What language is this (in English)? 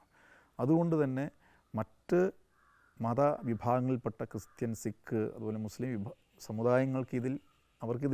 Malayalam